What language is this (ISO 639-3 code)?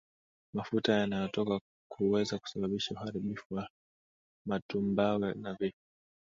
swa